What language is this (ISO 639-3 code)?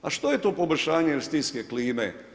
hrv